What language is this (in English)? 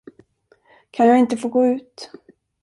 Swedish